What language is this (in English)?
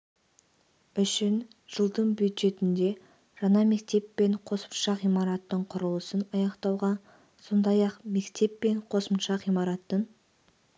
Kazakh